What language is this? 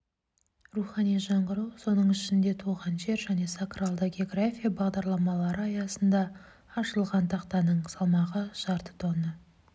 Kazakh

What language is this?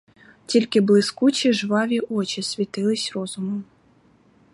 Ukrainian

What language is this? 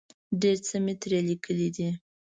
Pashto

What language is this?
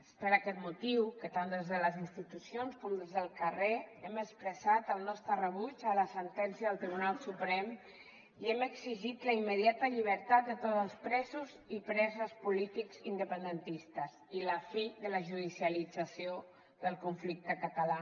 Catalan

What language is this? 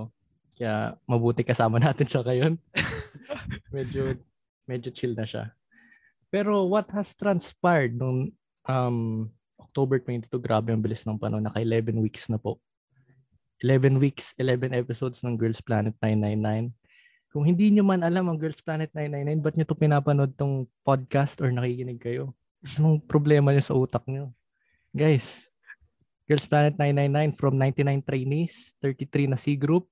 Filipino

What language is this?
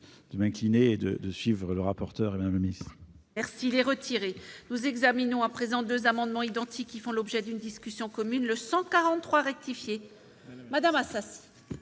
French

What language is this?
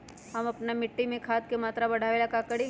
Magahi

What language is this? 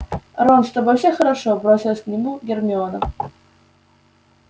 Russian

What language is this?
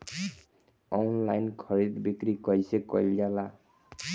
Bhojpuri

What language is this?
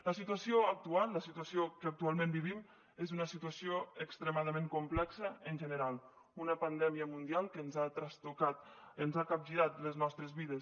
Catalan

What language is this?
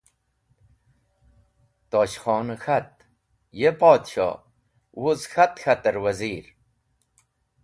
Wakhi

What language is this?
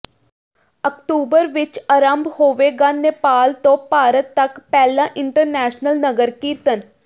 Punjabi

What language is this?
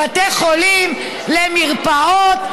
Hebrew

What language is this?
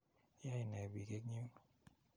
Kalenjin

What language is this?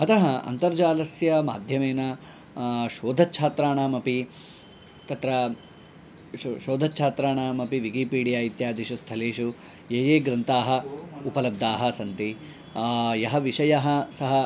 Sanskrit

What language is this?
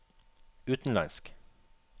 Norwegian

